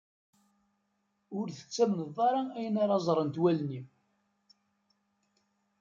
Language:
Kabyle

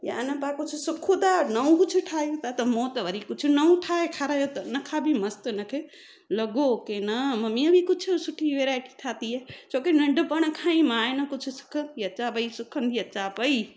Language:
Sindhi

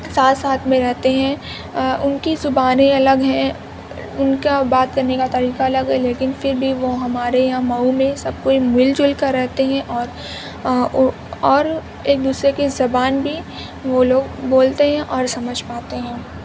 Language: Urdu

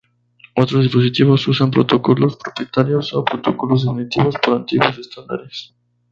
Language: Spanish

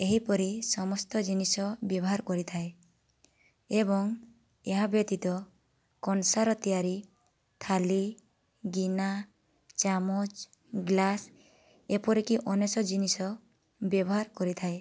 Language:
Odia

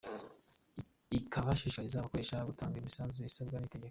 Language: Kinyarwanda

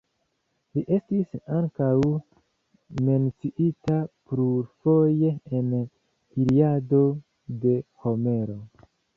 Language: Esperanto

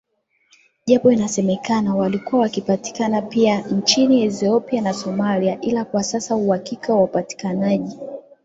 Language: Swahili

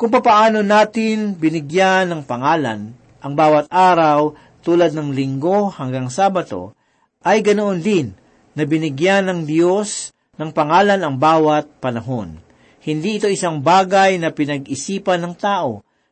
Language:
Filipino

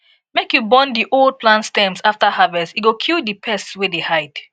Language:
Nigerian Pidgin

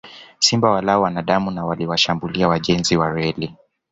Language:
Swahili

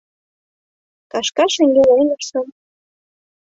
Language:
Mari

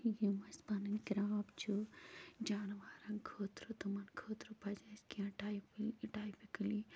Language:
Kashmiri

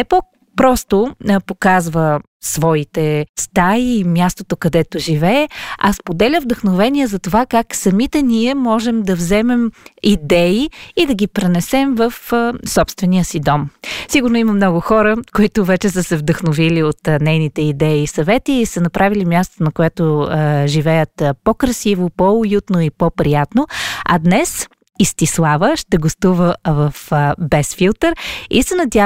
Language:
Bulgarian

